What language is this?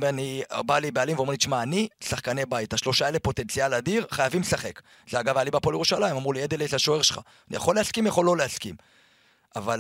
Hebrew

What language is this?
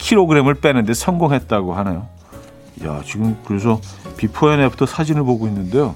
Korean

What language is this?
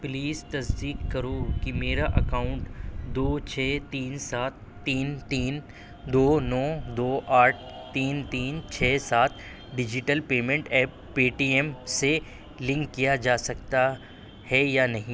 Urdu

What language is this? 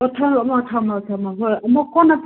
Manipuri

